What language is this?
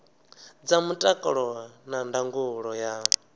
Venda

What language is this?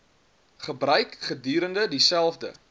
Afrikaans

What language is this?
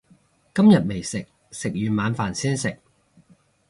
Cantonese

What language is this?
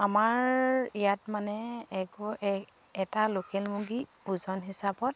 Assamese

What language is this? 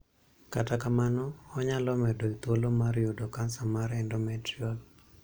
Luo (Kenya and Tanzania)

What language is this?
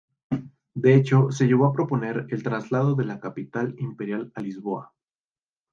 Spanish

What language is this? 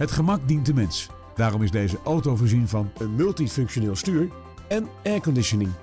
Dutch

